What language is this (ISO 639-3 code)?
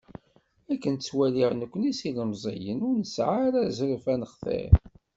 kab